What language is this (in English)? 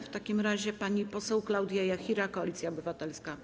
Polish